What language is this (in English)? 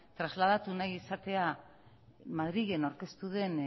Basque